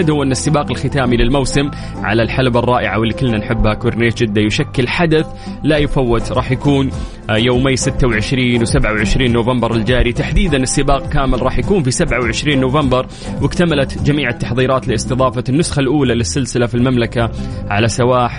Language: Arabic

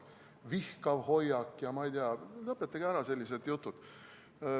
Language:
Estonian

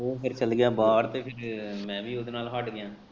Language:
Punjabi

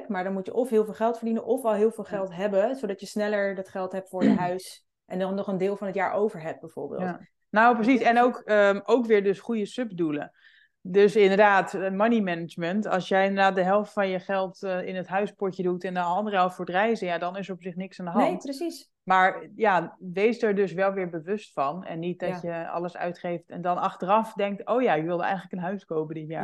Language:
Dutch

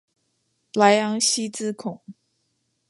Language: Chinese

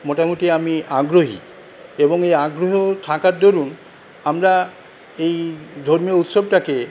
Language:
Bangla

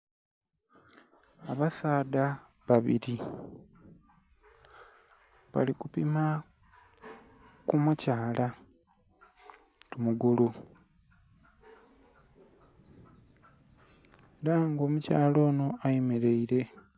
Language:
Soga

